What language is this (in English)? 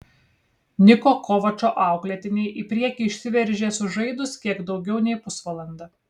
Lithuanian